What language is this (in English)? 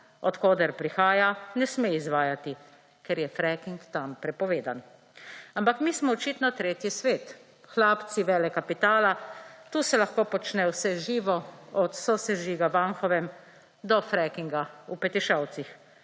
Slovenian